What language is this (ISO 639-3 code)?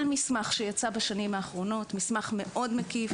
heb